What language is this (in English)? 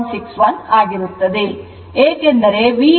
Kannada